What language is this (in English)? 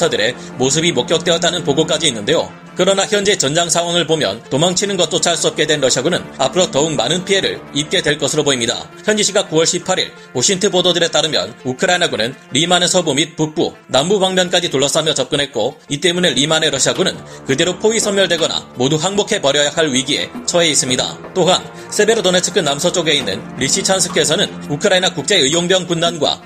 Korean